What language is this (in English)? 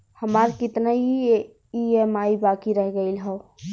Bhojpuri